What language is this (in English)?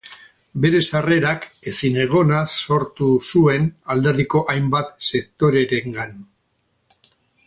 Basque